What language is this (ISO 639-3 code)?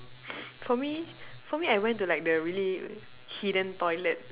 eng